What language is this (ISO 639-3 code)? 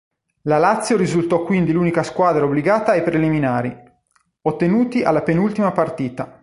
ita